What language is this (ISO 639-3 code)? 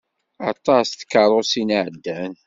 kab